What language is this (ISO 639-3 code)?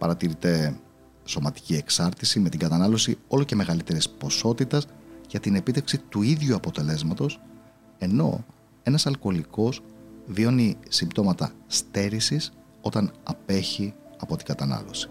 ell